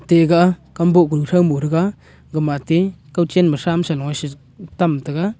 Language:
Wancho Naga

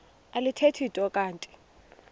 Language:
Xhosa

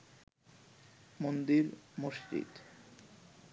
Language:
Bangla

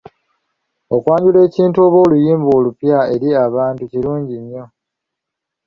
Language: Ganda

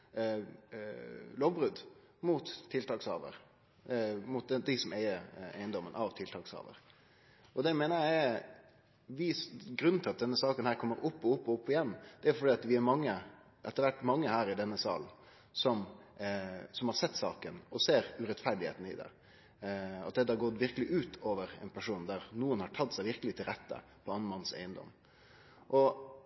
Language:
Norwegian Nynorsk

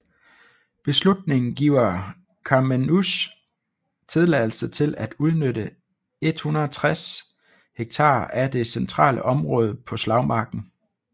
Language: Danish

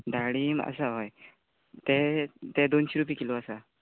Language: Konkani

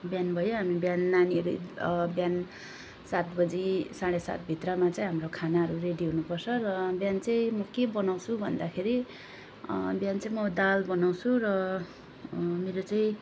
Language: Nepali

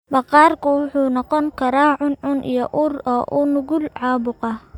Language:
Somali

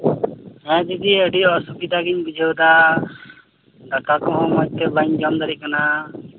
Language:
Santali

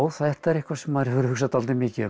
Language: Icelandic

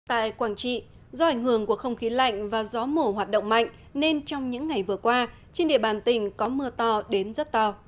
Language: Vietnamese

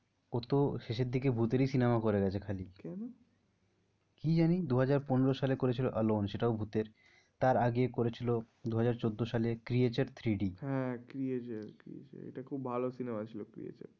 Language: Bangla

